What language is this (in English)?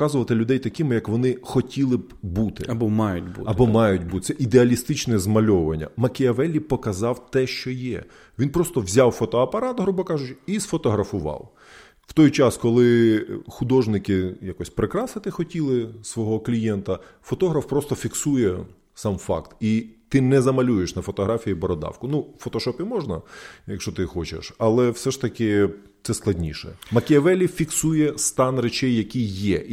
Ukrainian